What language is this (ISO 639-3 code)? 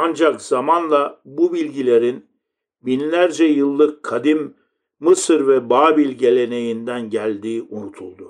tur